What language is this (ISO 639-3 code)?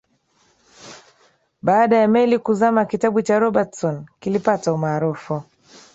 swa